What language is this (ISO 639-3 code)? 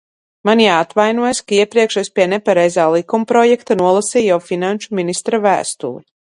lav